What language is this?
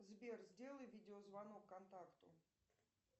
Russian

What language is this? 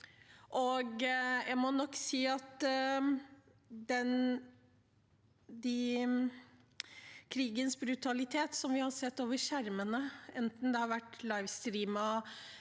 Norwegian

